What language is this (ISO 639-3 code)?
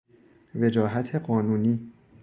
fas